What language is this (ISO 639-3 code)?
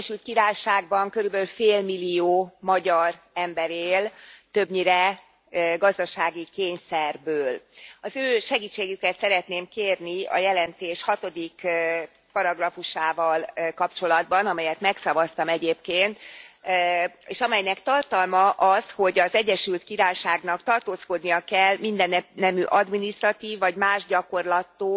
hun